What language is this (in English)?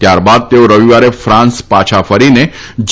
Gujarati